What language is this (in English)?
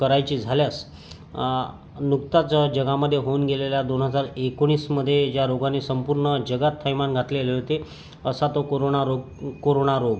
Marathi